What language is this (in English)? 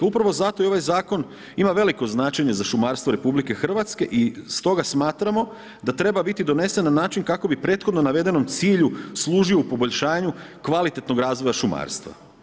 Croatian